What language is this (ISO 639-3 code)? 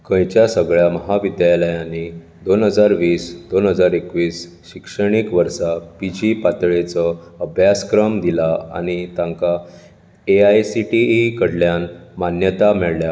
kok